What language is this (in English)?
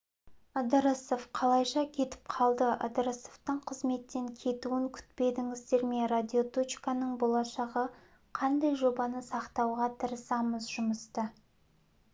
Kazakh